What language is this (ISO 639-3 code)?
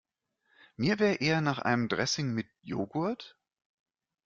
deu